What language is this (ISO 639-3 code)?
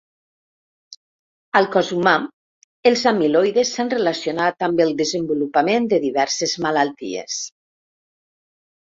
cat